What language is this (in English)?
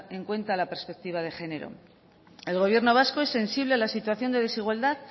Spanish